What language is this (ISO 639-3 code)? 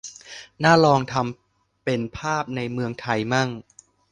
tha